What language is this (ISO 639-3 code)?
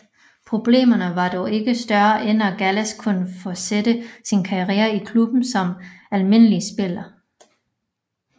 dan